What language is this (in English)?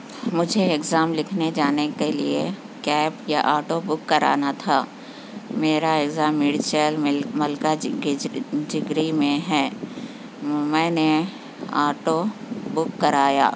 Urdu